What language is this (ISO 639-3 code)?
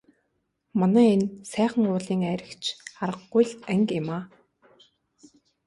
mon